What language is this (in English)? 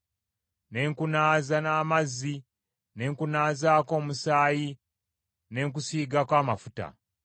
Ganda